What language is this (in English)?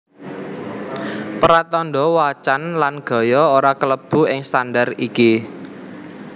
Javanese